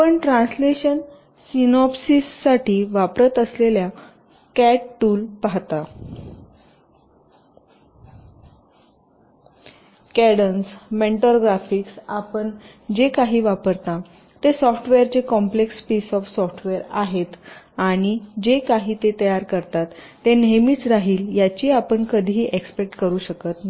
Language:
Marathi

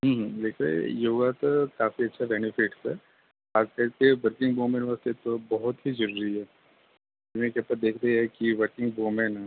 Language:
Punjabi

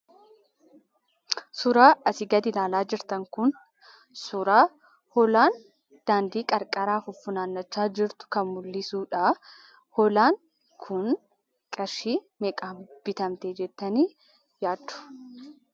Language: Oromo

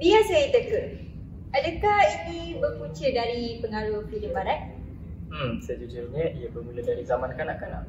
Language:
Malay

